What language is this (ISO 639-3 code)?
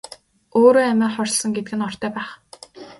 mon